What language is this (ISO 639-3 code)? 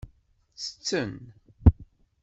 kab